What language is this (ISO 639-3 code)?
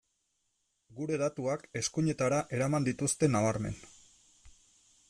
eus